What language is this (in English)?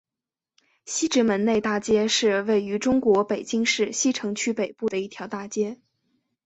Chinese